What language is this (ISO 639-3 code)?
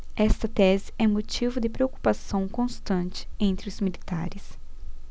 por